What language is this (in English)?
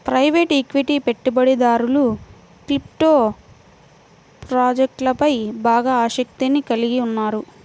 Telugu